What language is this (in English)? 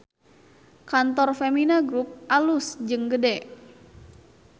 Sundanese